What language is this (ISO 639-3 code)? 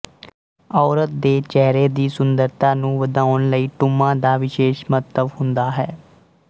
pan